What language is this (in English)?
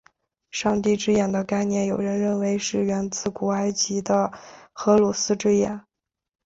Chinese